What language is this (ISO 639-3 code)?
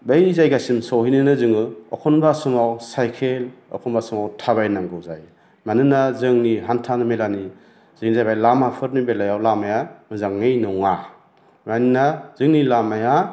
brx